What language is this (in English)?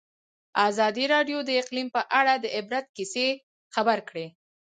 Pashto